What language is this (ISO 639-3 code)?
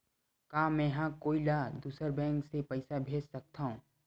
hne